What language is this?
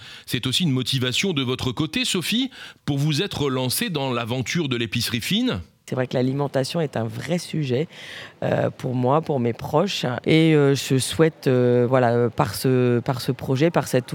French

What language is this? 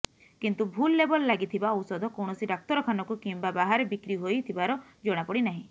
Odia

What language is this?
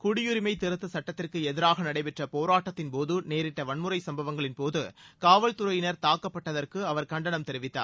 Tamil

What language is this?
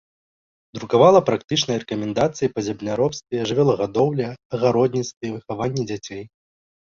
Belarusian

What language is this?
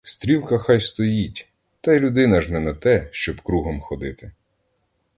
Ukrainian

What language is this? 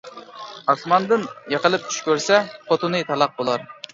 Uyghur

